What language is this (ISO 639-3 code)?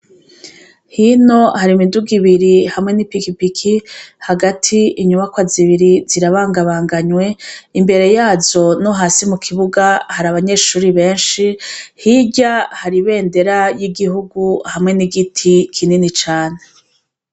run